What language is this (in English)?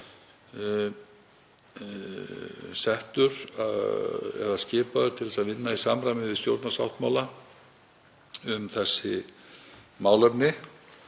Icelandic